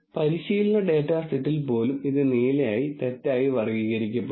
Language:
Malayalam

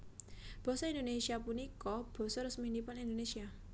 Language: Javanese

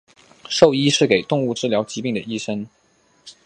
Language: Chinese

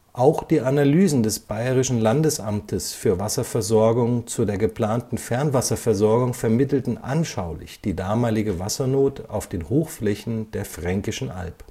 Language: German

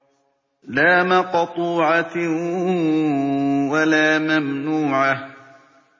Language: Arabic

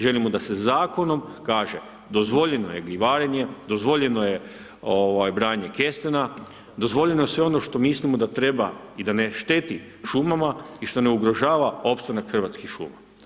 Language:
Croatian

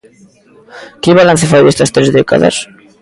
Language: Galician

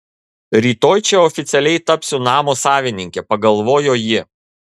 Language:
Lithuanian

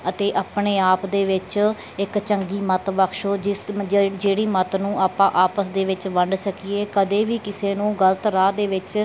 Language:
Punjabi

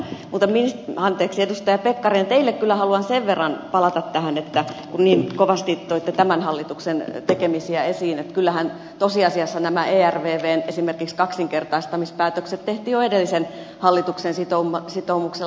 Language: Finnish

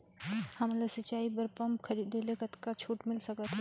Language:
Chhattisgarhi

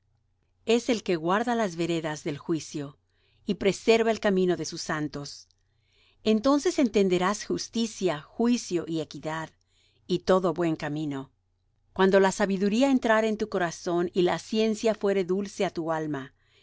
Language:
Spanish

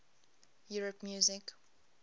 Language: English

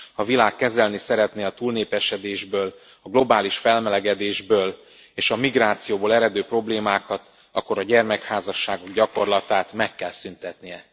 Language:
Hungarian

